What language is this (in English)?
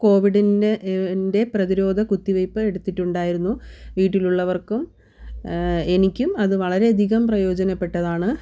Malayalam